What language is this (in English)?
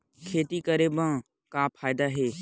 Chhattisgarhi